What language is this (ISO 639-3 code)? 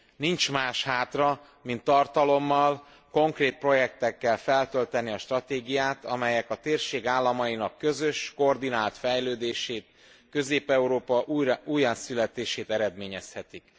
hun